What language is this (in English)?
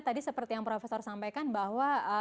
Indonesian